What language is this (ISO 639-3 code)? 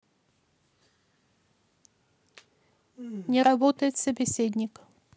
rus